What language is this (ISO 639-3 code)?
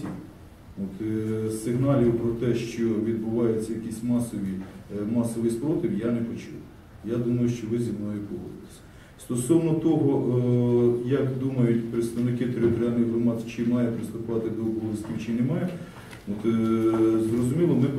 ukr